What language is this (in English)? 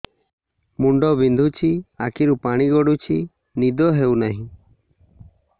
Odia